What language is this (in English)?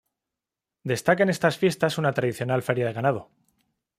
Spanish